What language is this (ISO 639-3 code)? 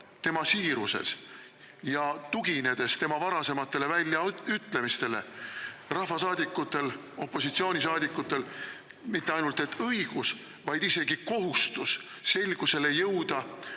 est